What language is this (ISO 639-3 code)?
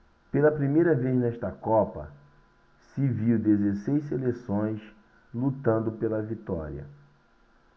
por